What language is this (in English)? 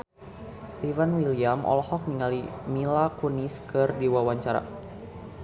Sundanese